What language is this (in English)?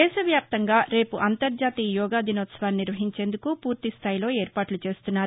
Telugu